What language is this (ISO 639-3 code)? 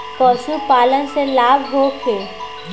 bho